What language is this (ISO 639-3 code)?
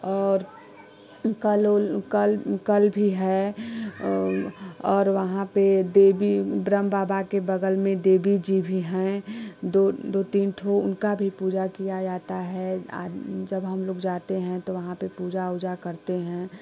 hin